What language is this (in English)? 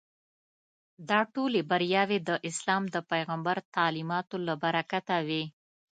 Pashto